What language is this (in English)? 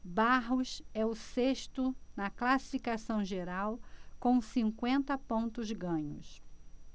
Portuguese